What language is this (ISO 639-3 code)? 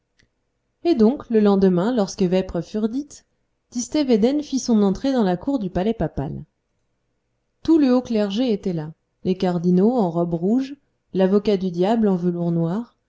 fra